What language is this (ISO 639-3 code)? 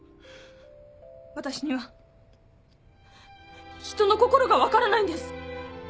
jpn